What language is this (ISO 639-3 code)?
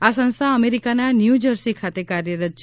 guj